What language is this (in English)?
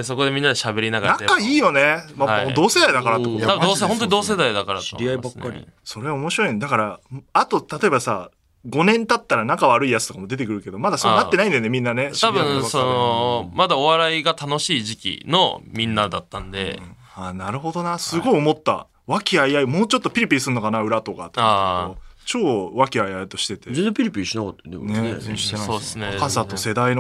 Japanese